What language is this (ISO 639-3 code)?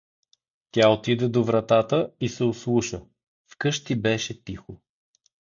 bul